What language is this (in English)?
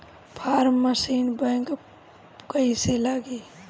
Bhojpuri